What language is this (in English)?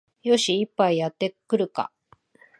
Japanese